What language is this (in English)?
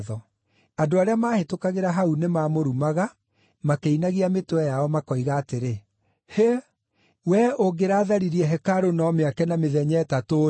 Kikuyu